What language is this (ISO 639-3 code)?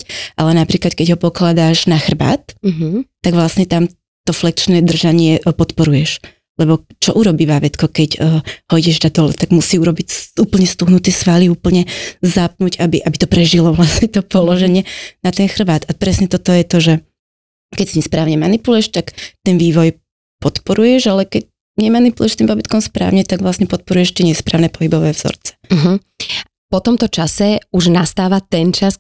slk